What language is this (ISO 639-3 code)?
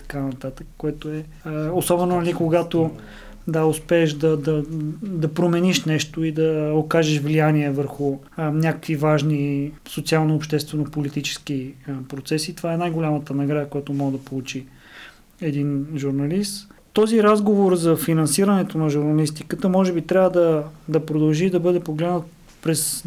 bul